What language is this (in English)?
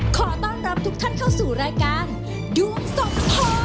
Thai